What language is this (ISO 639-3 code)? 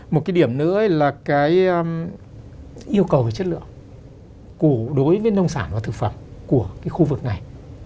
vie